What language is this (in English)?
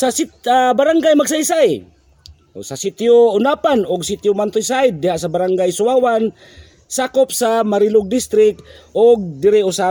Filipino